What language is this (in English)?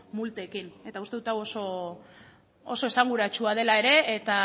Basque